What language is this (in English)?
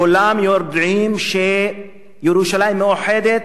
Hebrew